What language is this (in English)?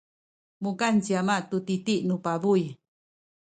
Sakizaya